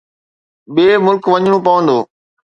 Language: Sindhi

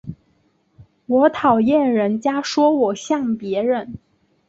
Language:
Chinese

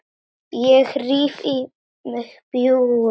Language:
Icelandic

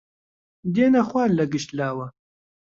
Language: Central Kurdish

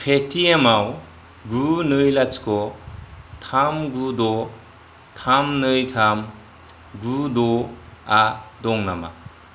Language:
Bodo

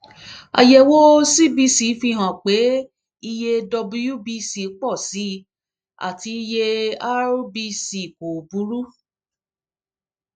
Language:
Yoruba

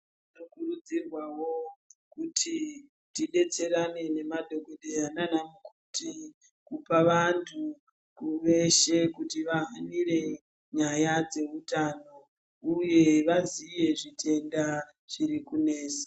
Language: Ndau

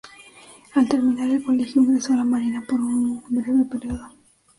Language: Spanish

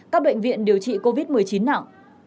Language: Vietnamese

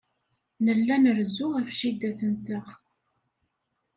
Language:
Kabyle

